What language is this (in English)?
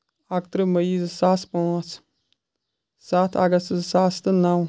Kashmiri